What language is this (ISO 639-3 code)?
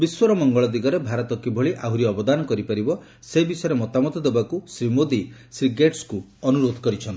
ori